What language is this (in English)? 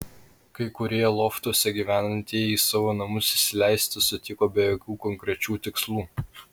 Lithuanian